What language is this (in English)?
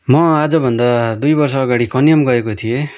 Nepali